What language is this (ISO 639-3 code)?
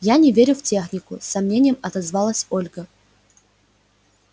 rus